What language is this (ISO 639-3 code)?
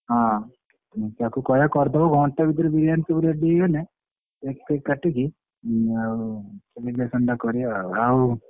ori